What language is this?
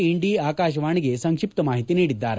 Kannada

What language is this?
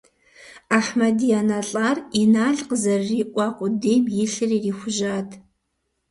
Kabardian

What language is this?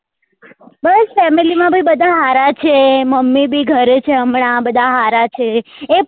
Gujarati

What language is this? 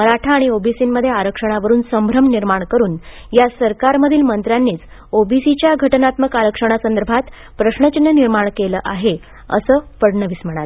Marathi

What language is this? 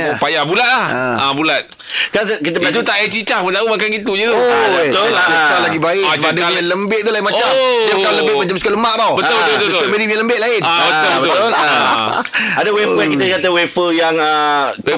Malay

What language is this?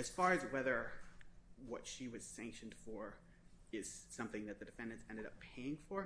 English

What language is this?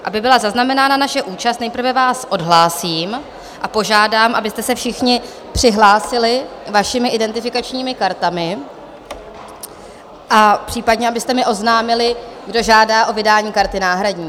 Czech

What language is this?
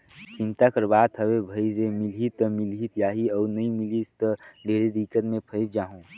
Chhattisgarhi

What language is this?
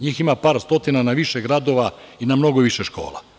Serbian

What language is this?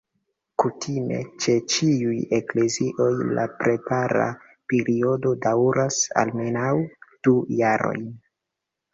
Esperanto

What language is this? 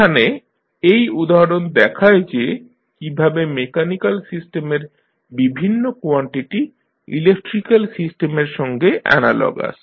Bangla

